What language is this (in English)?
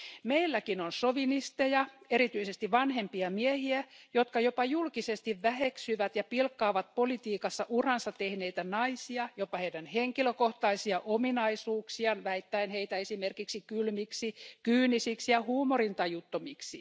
Finnish